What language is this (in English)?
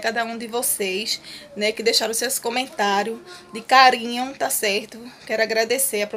Portuguese